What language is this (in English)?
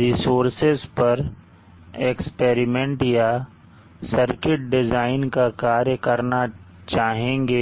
Hindi